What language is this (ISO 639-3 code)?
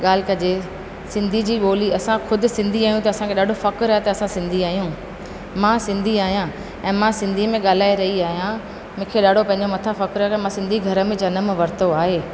snd